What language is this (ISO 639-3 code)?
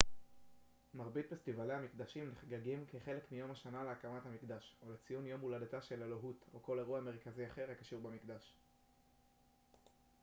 heb